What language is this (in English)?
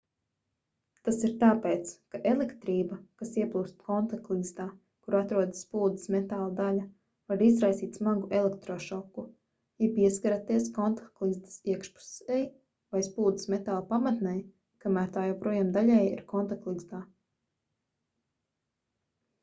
Latvian